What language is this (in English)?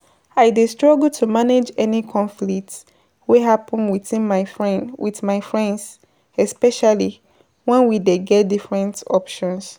Nigerian Pidgin